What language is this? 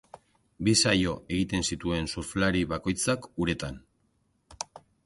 Basque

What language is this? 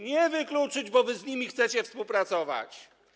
Polish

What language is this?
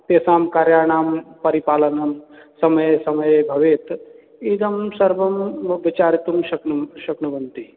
Sanskrit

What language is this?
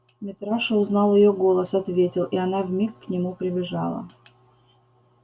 Russian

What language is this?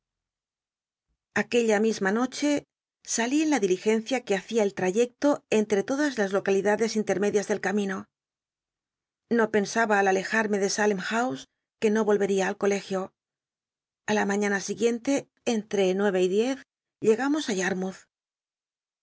Spanish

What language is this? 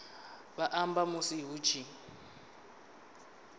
Venda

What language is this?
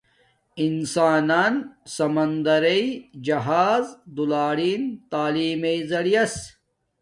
Domaaki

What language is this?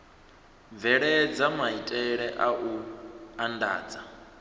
Venda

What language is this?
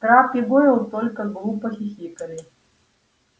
Russian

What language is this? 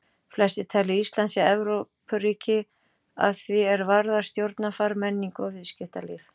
Icelandic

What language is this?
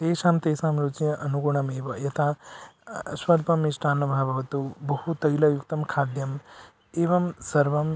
Sanskrit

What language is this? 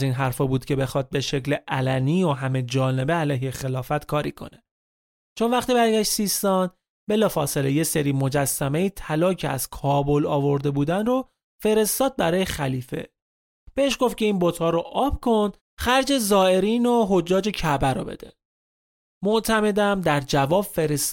Persian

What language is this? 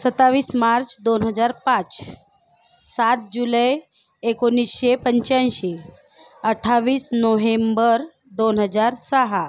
Marathi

